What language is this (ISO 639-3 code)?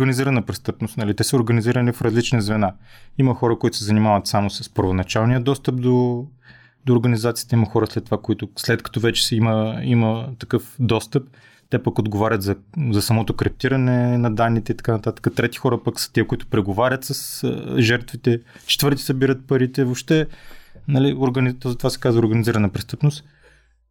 bul